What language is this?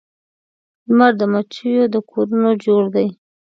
Pashto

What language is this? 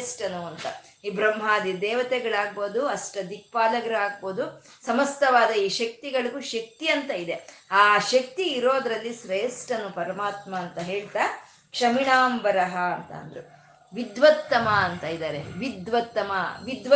Kannada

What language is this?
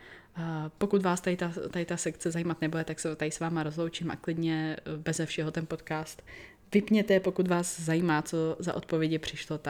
Czech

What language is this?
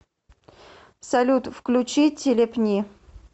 Russian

